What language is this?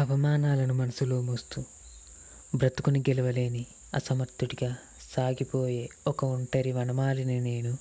Telugu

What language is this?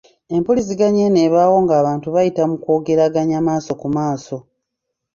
Ganda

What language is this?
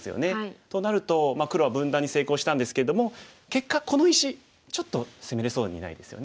Japanese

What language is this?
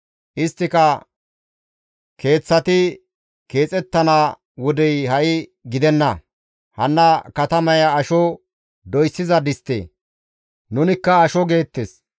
Gamo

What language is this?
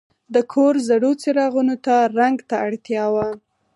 Pashto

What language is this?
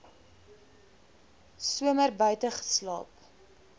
Afrikaans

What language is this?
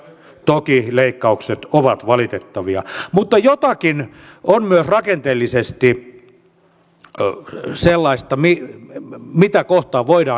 Finnish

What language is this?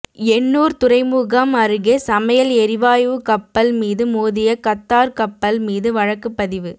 Tamil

